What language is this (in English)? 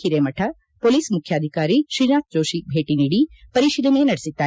Kannada